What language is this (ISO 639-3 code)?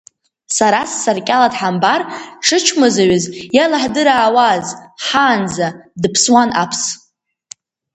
abk